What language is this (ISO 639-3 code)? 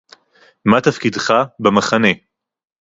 heb